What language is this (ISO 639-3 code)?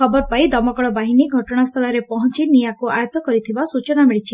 ori